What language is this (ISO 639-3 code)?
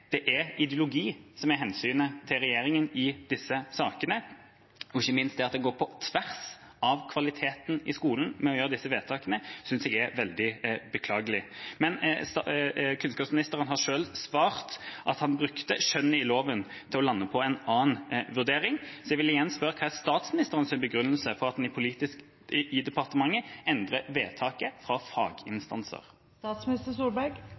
nor